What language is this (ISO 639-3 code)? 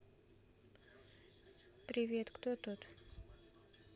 rus